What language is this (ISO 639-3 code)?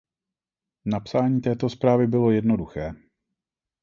ces